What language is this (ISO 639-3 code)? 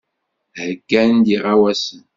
kab